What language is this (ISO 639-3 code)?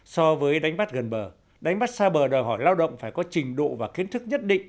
vie